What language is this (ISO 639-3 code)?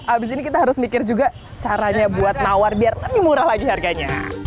ind